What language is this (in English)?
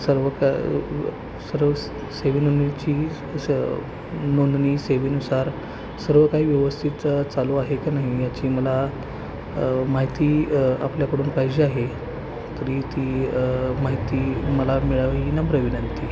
Marathi